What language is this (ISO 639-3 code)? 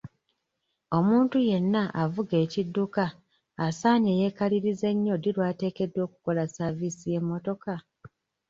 lug